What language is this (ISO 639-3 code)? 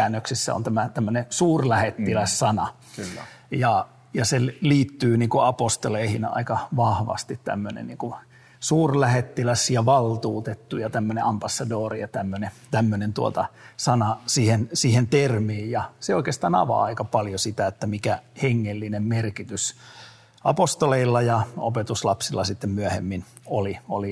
fin